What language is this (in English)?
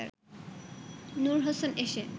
Bangla